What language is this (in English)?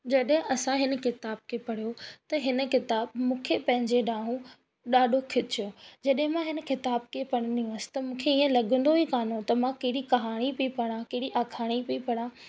Sindhi